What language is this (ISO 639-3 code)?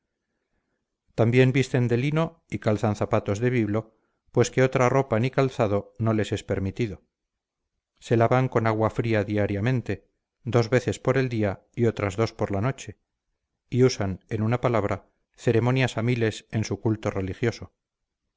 spa